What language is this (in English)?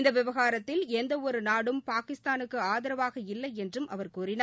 Tamil